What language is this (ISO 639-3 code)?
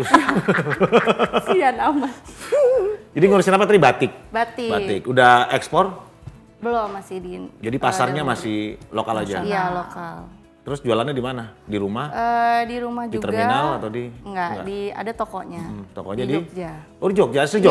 ind